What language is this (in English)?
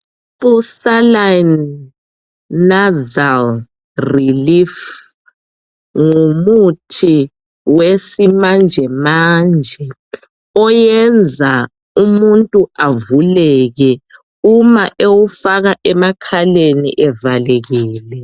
North Ndebele